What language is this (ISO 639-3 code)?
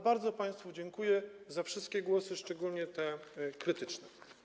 pol